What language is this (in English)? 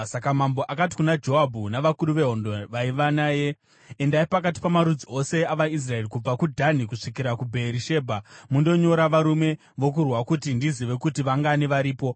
Shona